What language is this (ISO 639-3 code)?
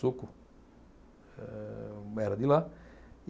por